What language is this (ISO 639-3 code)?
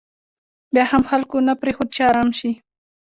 pus